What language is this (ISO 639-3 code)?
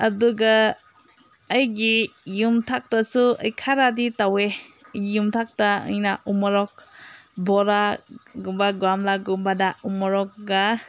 mni